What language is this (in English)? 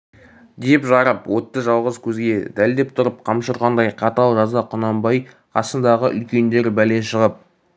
Kazakh